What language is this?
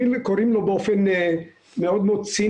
Hebrew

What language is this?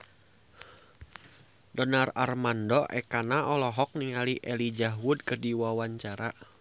Sundanese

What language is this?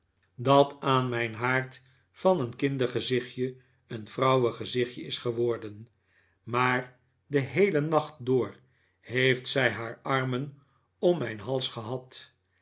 Dutch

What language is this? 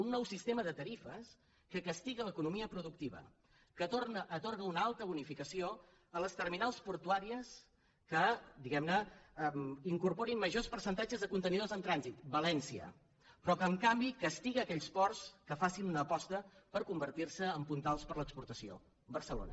Catalan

